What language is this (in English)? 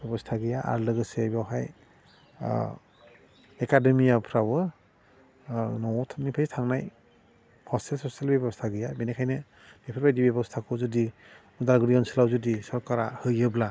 Bodo